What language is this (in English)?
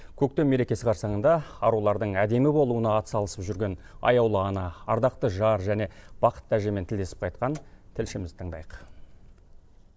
Kazakh